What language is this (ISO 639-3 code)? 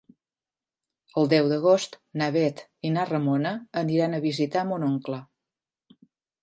cat